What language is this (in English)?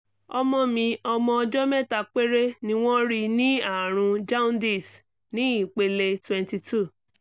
Yoruba